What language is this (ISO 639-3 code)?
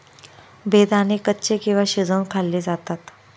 mar